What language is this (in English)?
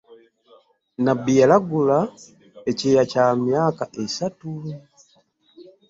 Ganda